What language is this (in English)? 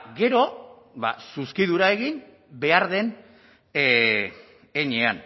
Basque